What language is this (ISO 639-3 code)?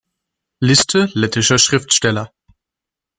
deu